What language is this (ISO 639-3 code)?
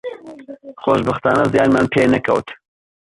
ckb